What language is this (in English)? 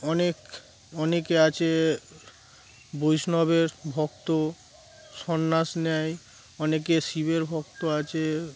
Bangla